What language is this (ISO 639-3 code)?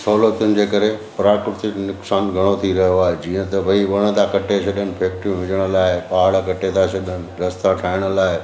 snd